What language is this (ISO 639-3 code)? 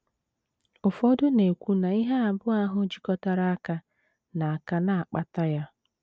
ibo